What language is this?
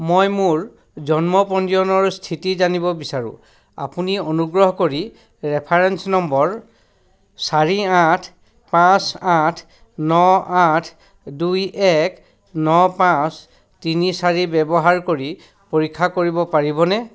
Assamese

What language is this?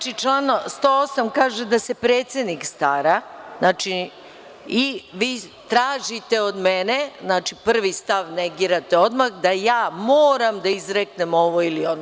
Serbian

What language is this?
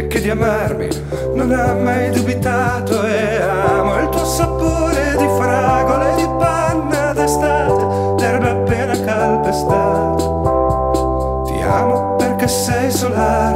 Italian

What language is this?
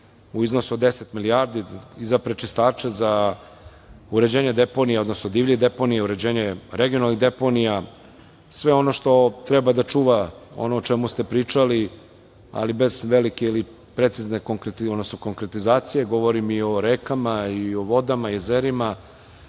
Serbian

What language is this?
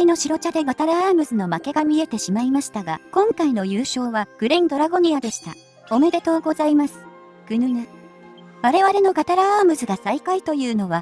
Japanese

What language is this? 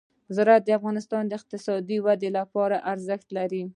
Pashto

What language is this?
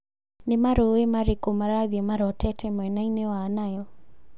Kikuyu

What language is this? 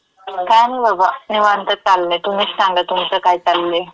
Marathi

